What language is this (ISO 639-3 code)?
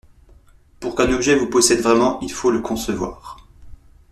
fra